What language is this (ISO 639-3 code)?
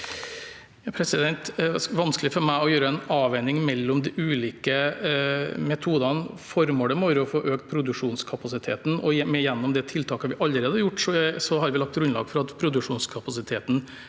nor